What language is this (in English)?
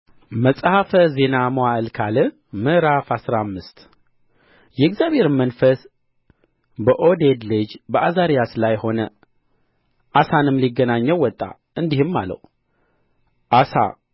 Amharic